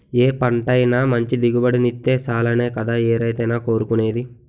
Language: Telugu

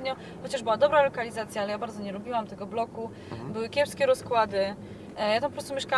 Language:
Polish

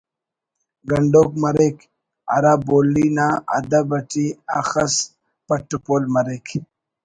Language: Brahui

